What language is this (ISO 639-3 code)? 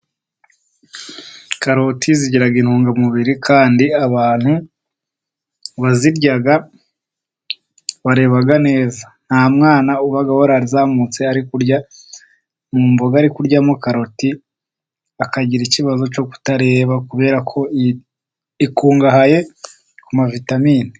kin